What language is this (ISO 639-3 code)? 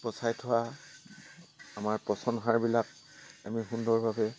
asm